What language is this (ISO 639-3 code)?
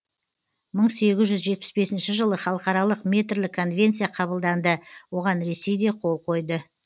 kaz